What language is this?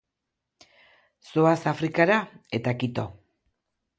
Basque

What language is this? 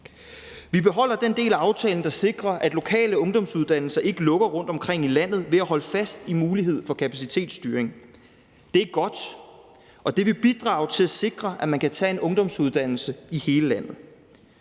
Danish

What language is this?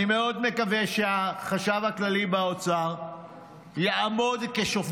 Hebrew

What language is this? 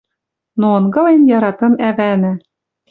Western Mari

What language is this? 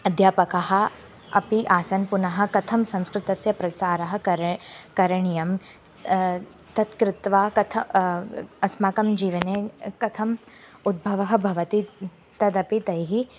Sanskrit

